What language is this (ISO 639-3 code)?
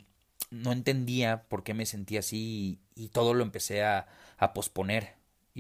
spa